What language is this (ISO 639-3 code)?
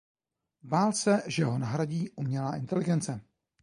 ces